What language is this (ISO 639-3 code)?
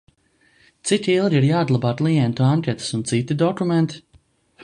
lav